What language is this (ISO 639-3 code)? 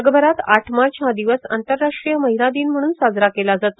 mar